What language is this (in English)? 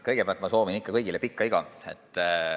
Estonian